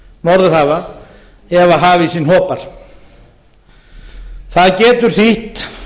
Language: Icelandic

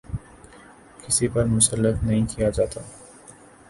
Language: Urdu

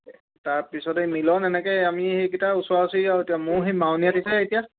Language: Assamese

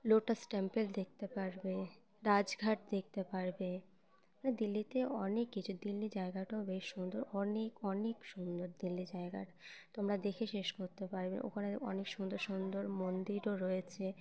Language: Bangla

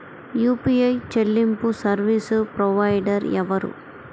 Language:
Telugu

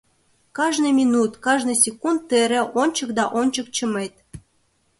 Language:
Mari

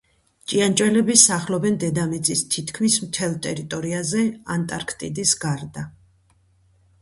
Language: Georgian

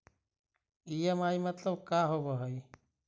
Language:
Magahi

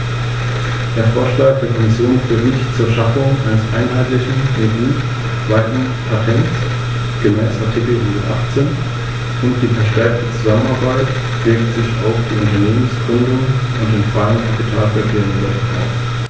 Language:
German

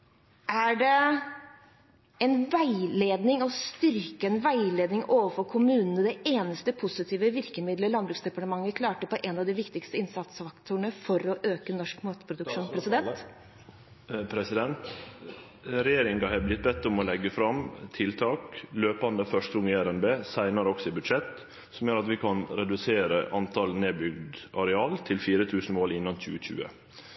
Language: Norwegian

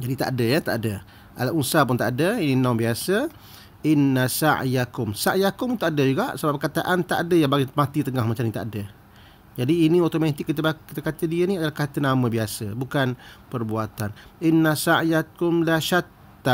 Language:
Malay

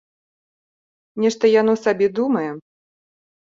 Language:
Belarusian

